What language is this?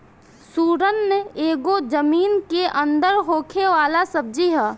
Bhojpuri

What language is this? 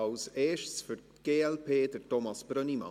Swiss German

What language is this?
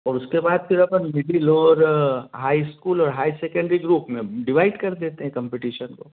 Hindi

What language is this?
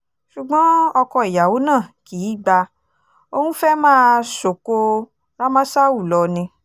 Yoruba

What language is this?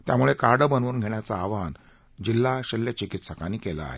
Marathi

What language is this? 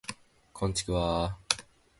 Japanese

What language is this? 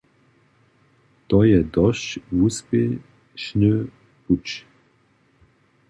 Upper Sorbian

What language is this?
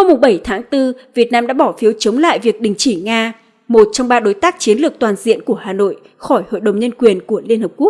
Vietnamese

